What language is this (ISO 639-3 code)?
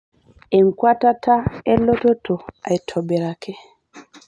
mas